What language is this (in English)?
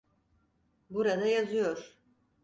Turkish